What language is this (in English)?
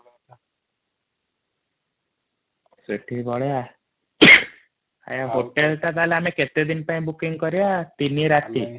Odia